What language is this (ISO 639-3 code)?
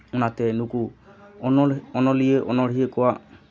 sat